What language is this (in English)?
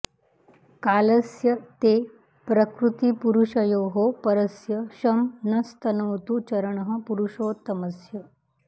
Sanskrit